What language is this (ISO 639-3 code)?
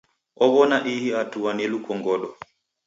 dav